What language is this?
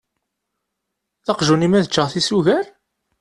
Kabyle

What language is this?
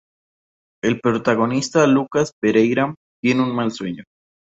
Spanish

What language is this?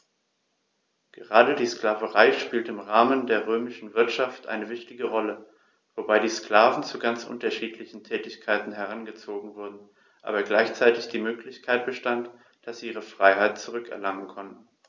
German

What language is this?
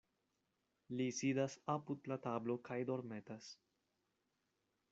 Esperanto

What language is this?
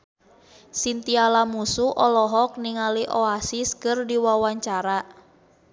Sundanese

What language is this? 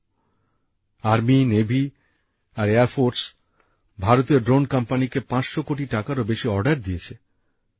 Bangla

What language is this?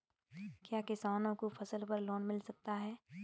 Hindi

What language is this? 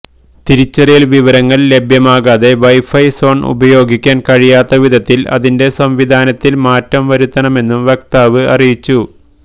Malayalam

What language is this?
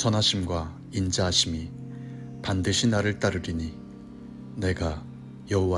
Korean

